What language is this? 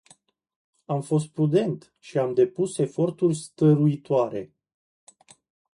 Romanian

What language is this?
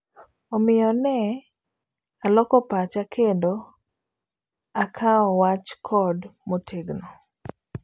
Luo (Kenya and Tanzania)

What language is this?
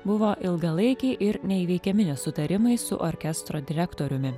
Lithuanian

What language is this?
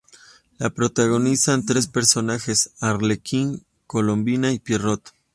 Spanish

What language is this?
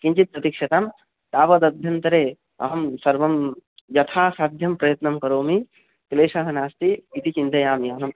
Sanskrit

